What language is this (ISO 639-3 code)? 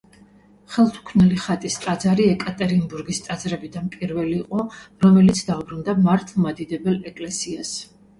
kat